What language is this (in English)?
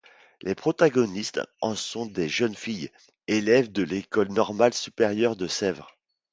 French